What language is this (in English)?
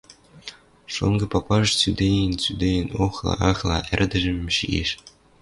Western Mari